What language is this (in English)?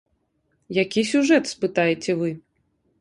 Belarusian